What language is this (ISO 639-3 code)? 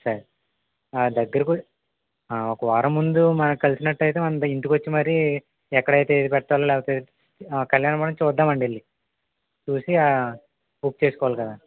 tel